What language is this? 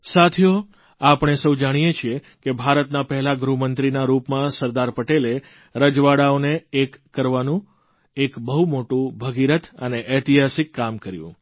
Gujarati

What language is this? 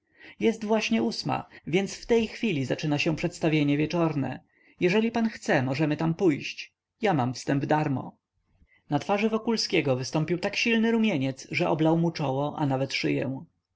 Polish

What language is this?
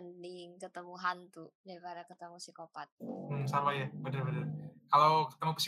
Indonesian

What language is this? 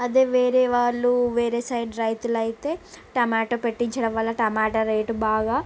Telugu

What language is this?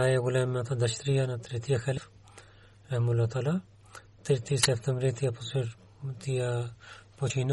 Bulgarian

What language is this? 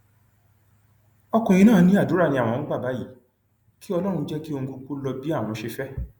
Yoruba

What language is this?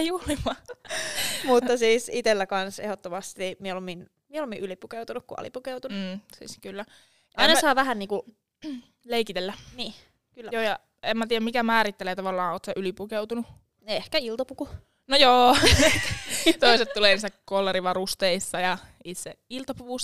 Finnish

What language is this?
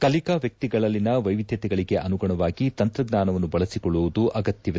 Kannada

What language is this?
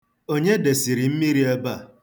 Igbo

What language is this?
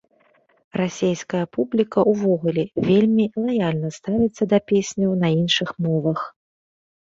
Belarusian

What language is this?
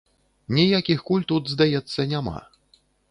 Belarusian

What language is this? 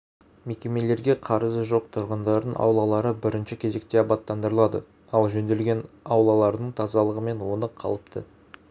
Kazakh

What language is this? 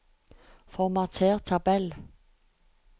Norwegian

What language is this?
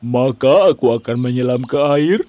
Indonesian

